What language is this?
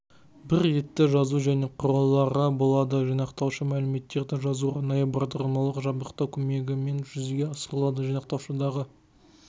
Kazakh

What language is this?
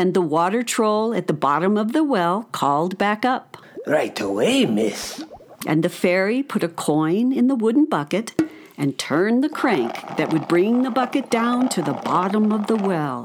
English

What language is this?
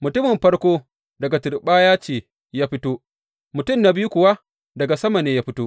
Hausa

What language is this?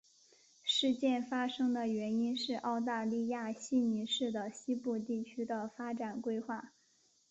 Chinese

